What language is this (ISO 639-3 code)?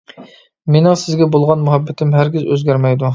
uig